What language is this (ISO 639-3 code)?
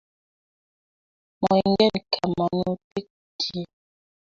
kln